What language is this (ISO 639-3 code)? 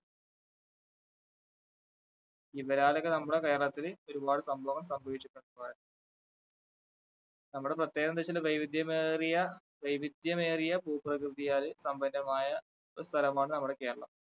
mal